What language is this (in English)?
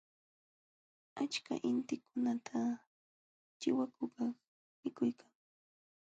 Jauja Wanca Quechua